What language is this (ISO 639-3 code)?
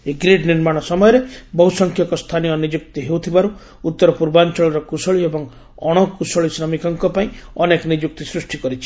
ori